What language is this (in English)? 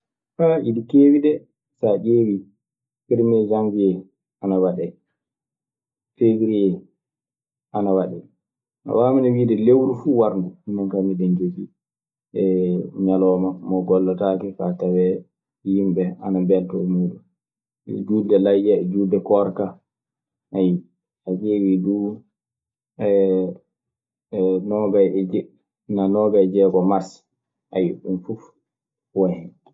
Maasina Fulfulde